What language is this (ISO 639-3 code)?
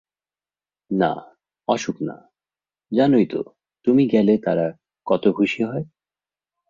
ben